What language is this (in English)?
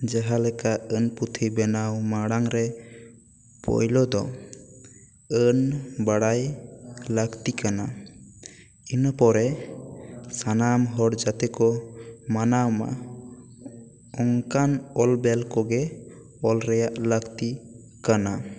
Santali